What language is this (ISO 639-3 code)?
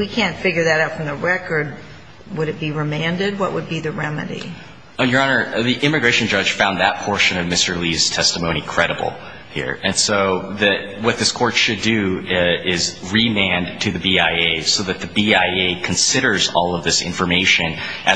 eng